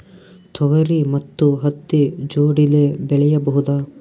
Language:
Kannada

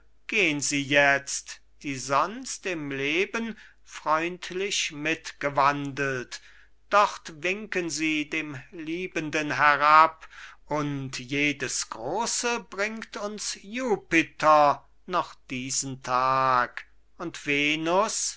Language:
German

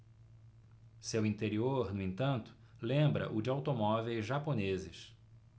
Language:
Portuguese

